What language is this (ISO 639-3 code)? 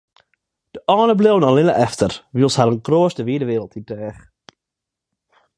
fry